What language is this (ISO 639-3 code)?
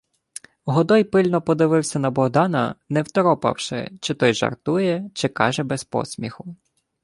ukr